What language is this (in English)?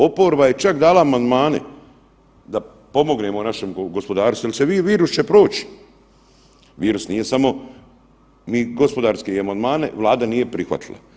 Croatian